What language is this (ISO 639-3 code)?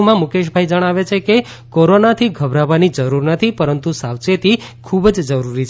guj